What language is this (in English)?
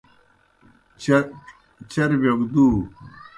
Kohistani Shina